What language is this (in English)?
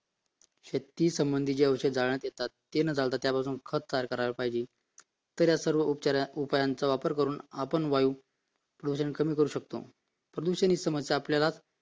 Marathi